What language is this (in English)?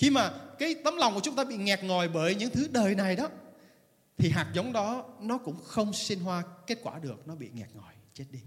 Vietnamese